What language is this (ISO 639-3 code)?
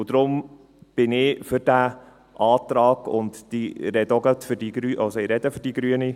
gsw